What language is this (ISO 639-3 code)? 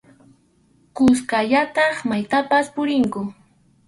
qxu